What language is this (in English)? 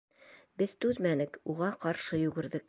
Bashkir